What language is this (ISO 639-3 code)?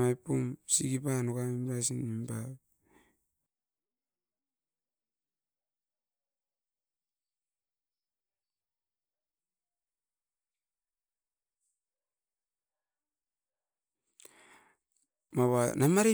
eiv